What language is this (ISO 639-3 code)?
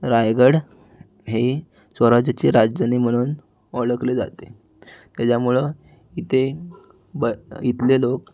mar